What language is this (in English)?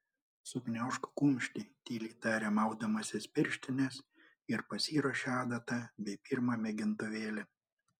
Lithuanian